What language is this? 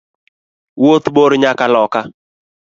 Luo (Kenya and Tanzania)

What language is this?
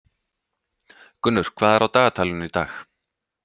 Icelandic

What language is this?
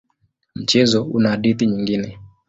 Swahili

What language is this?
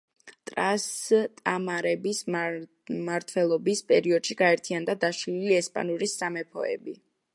Georgian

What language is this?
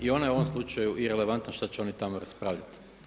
Croatian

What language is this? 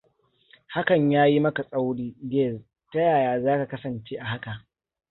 Hausa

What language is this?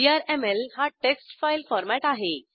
Marathi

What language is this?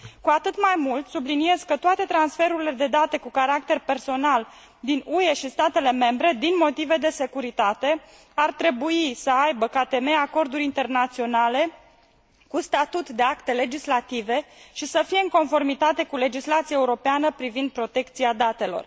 Romanian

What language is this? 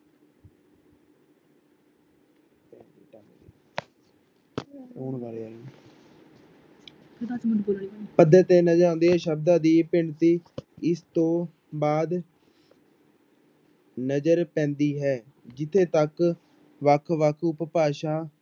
Punjabi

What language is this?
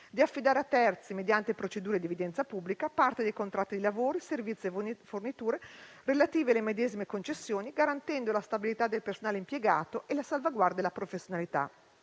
Italian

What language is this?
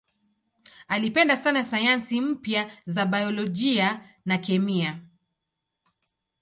Swahili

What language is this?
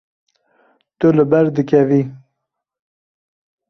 Kurdish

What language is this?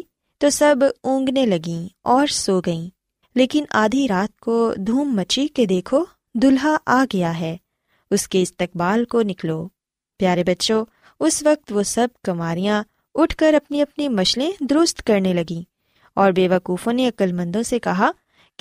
Urdu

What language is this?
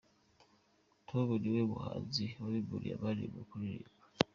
Kinyarwanda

